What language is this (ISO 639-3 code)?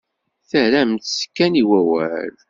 kab